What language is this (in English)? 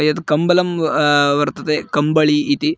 Sanskrit